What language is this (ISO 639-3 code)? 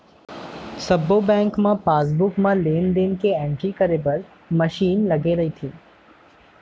hne